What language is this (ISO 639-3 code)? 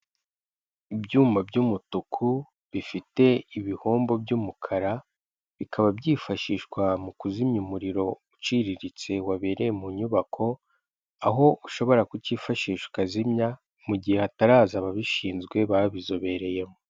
kin